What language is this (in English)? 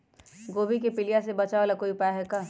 Magahi